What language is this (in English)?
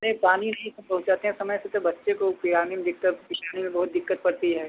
Hindi